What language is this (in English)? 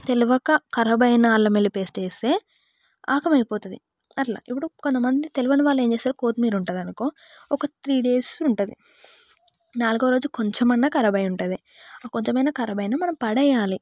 Telugu